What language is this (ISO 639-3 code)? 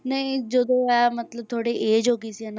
pan